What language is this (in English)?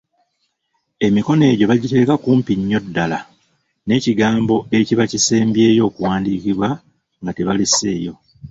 Ganda